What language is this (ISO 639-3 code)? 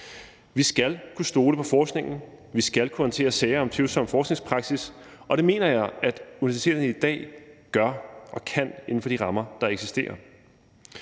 dan